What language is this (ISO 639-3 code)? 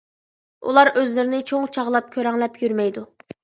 uig